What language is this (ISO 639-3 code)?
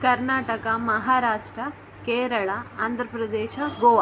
kan